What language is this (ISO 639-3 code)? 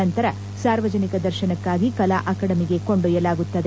kan